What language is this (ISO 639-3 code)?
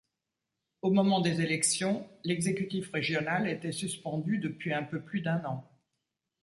fra